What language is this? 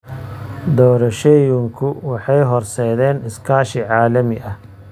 Somali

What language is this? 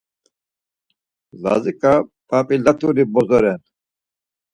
Laz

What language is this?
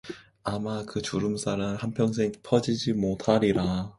Korean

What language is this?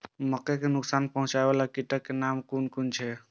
Maithili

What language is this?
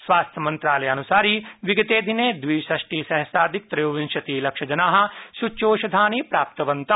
Sanskrit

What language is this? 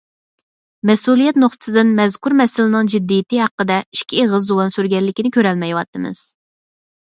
Uyghur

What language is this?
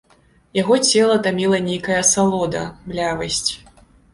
Belarusian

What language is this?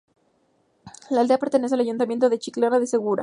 Spanish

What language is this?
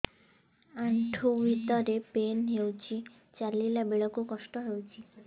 Odia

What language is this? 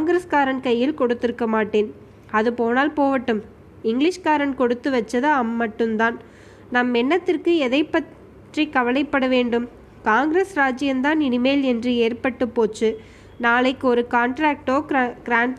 Tamil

